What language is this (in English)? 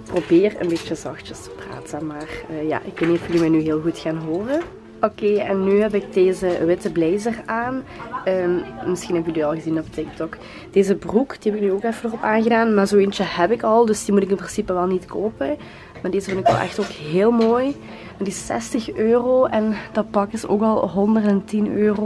Dutch